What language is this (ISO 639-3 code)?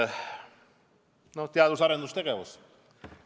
est